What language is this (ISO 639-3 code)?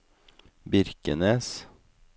nor